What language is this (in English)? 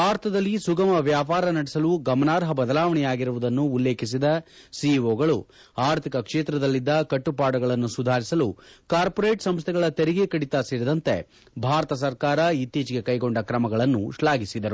Kannada